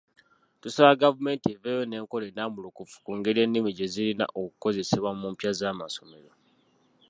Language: Ganda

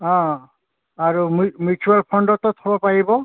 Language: Assamese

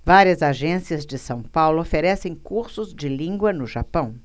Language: Portuguese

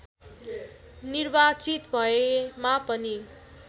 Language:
Nepali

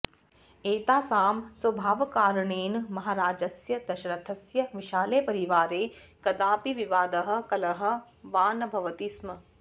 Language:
Sanskrit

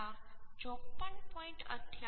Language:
Gujarati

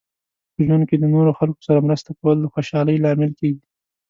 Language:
Pashto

